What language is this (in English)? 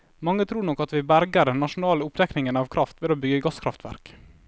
Norwegian